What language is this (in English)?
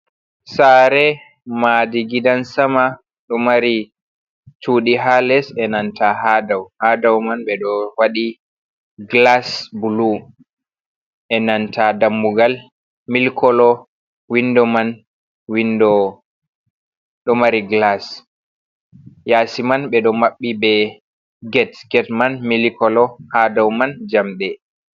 Fula